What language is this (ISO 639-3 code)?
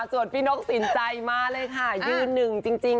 tha